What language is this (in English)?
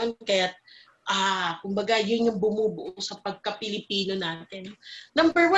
Filipino